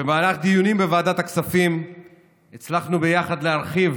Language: Hebrew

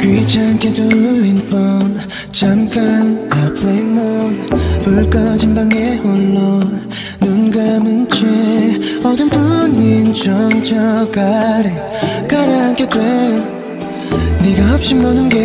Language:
Korean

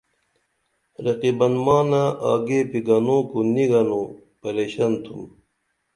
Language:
Dameli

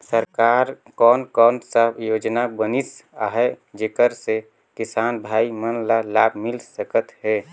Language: Chhattisgarhi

